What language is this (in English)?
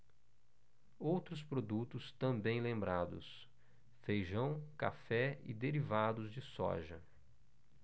Portuguese